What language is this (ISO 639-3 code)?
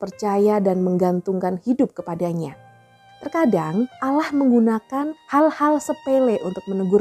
ind